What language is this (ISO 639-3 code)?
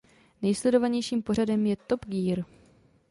ces